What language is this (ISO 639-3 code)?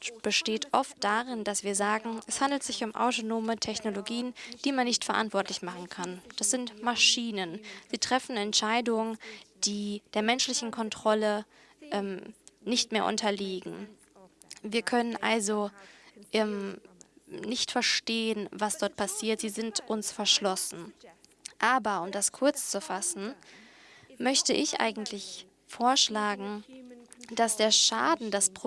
deu